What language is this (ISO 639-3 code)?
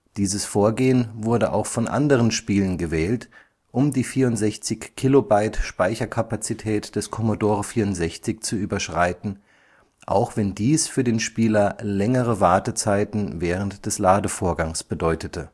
deu